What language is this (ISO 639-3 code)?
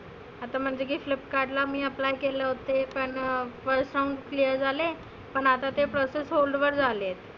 mar